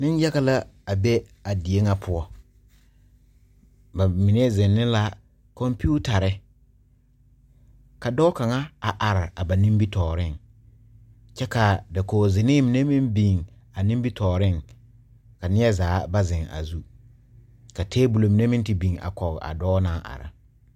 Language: Southern Dagaare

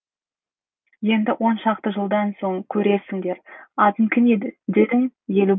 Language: Kazakh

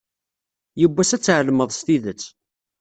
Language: Kabyle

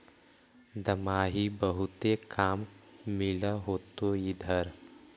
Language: Magahi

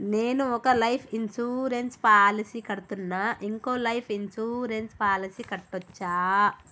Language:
Telugu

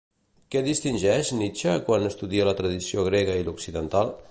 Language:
Catalan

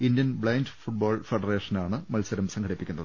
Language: Malayalam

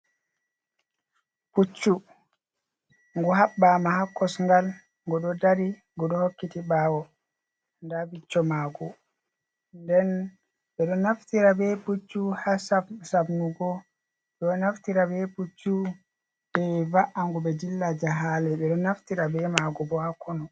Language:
Fula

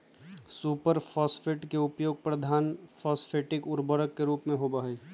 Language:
Magahi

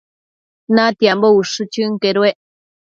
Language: Matsés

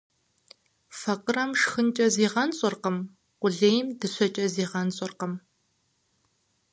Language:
Kabardian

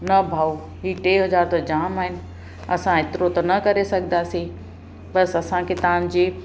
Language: Sindhi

